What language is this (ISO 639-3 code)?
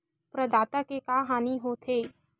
hne